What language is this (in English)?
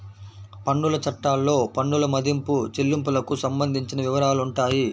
Telugu